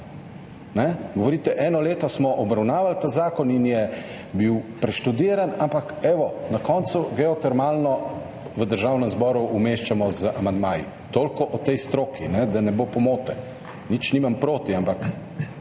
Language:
Slovenian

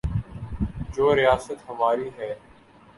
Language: Urdu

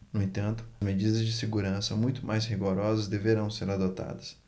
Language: Portuguese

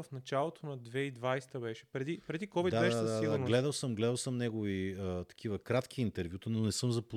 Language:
Bulgarian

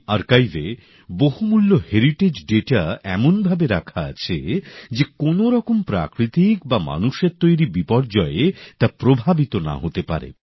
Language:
Bangla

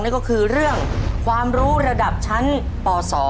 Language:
Thai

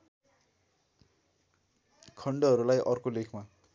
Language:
Nepali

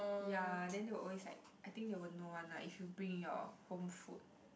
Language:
English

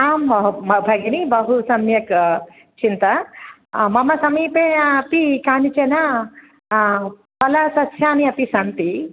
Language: Sanskrit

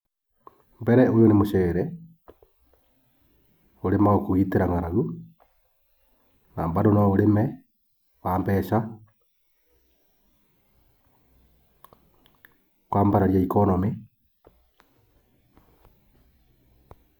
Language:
Kikuyu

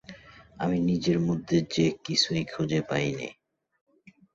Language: Bangla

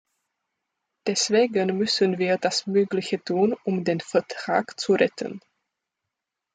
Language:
German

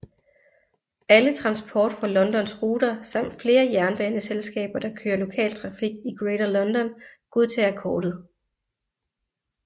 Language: Danish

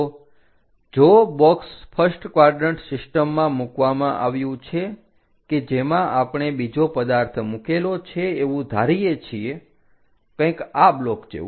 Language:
Gujarati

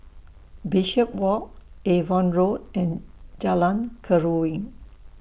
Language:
English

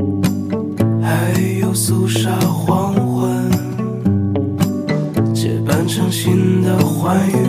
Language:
Chinese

